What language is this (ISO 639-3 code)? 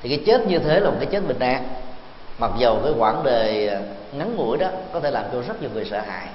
vie